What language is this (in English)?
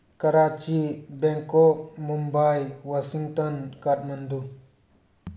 Manipuri